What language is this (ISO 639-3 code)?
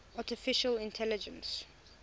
eng